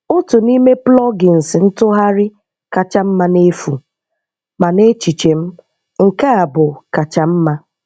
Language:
Igbo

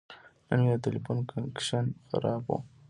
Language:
Pashto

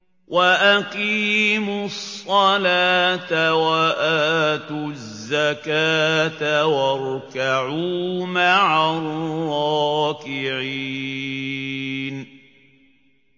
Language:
Arabic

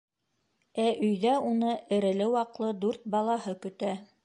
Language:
Bashkir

